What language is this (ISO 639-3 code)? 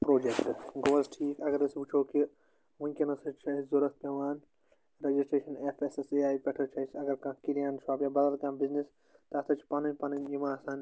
kas